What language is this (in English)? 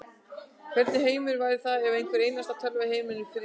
Icelandic